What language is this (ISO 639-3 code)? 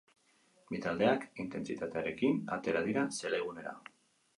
eus